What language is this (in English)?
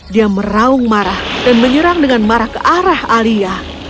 Indonesian